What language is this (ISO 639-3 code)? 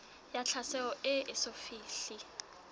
sot